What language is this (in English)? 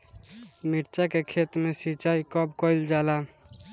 Bhojpuri